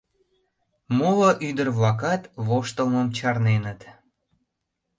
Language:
Mari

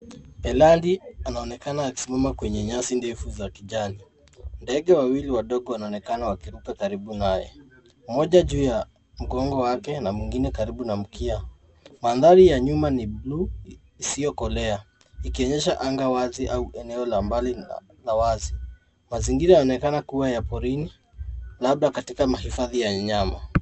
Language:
Swahili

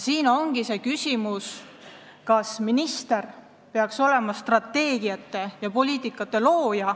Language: Estonian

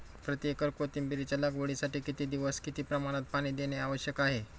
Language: Marathi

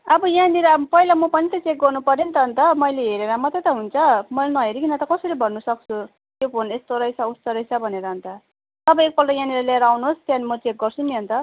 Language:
Nepali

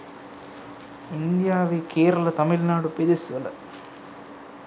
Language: Sinhala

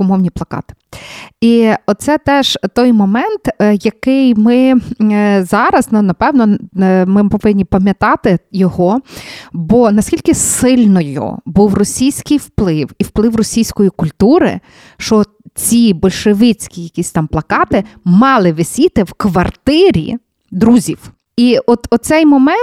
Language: Ukrainian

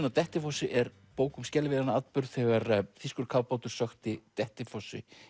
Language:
Icelandic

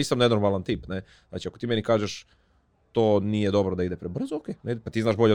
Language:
Croatian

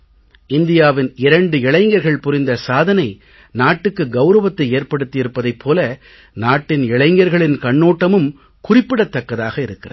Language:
Tamil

